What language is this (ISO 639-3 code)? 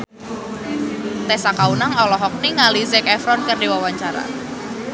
sun